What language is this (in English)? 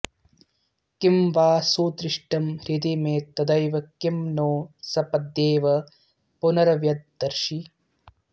Sanskrit